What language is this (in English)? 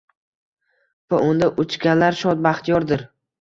Uzbek